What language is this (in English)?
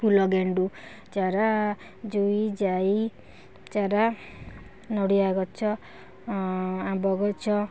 Odia